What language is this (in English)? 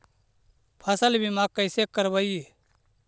Magahi